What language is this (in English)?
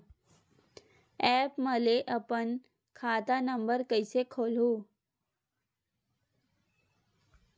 Chhattisgarhi